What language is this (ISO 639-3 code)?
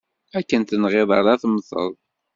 kab